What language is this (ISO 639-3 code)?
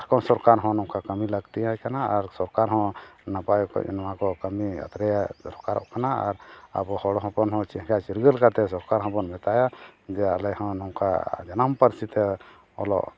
sat